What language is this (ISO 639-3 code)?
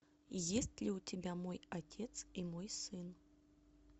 rus